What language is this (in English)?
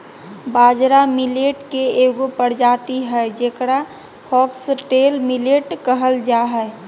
Magahi